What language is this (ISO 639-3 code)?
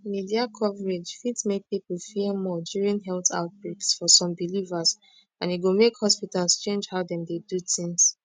pcm